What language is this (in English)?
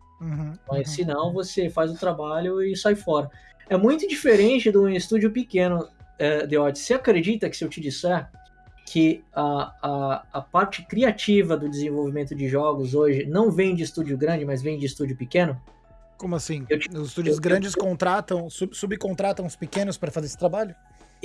Portuguese